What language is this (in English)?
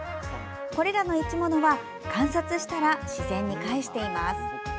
Japanese